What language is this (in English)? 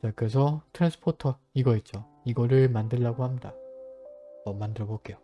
Korean